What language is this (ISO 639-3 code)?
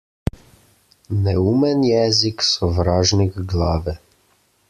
slv